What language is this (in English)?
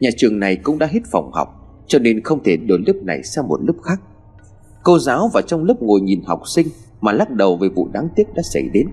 Vietnamese